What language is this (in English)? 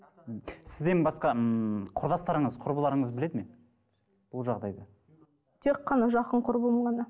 Kazakh